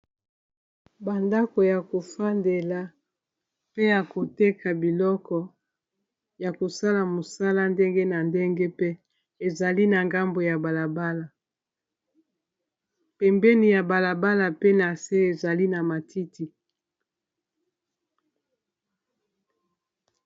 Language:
Lingala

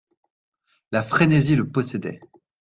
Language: French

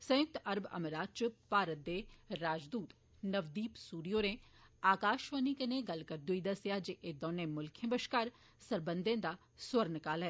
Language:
Dogri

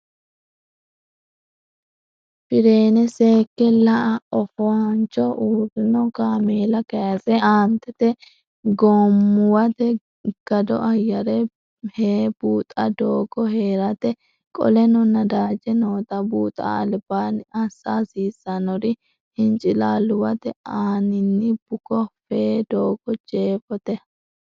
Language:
Sidamo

